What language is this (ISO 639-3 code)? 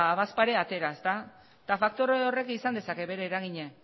eus